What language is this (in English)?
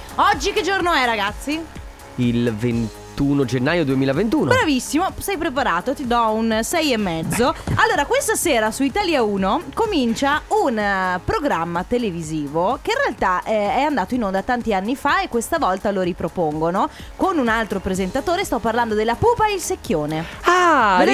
Italian